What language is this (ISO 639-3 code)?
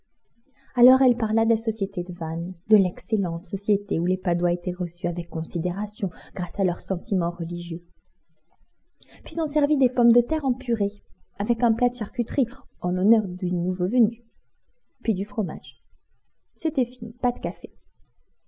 fra